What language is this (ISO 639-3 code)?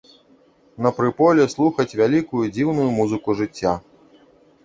bel